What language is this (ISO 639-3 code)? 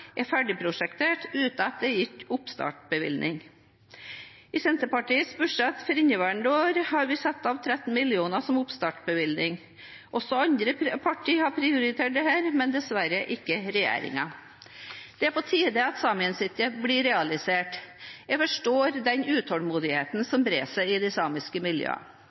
nob